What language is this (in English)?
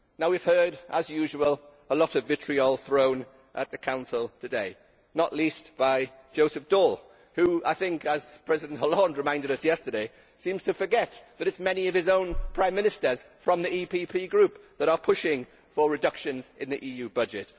English